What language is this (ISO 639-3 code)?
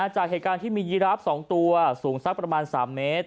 tha